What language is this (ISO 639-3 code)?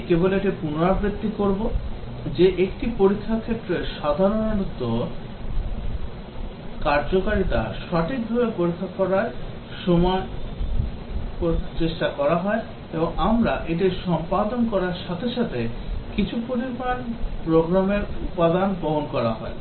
ben